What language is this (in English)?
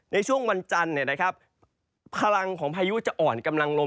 Thai